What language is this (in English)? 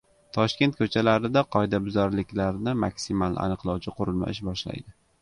Uzbek